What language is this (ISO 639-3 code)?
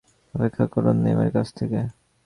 ben